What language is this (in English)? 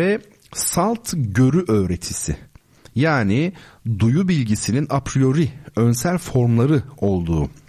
Turkish